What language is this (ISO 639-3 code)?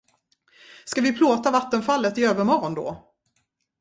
swe